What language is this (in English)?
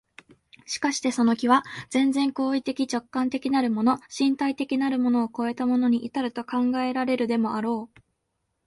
Japanese